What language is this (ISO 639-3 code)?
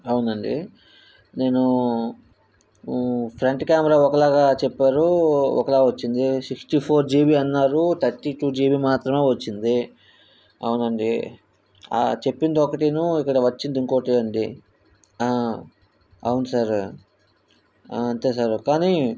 tel